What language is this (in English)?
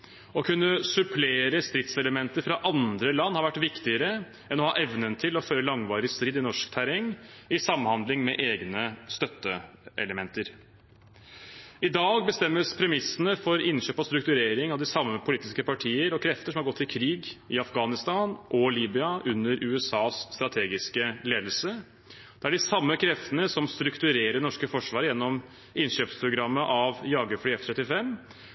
Norwegian Bokmål